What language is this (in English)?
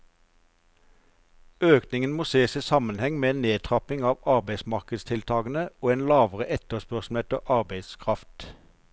Norwegian